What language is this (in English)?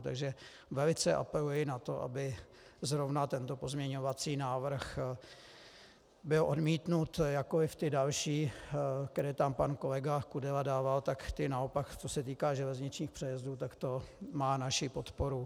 Czech